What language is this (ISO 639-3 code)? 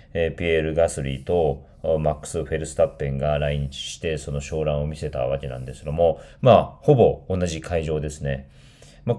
jpn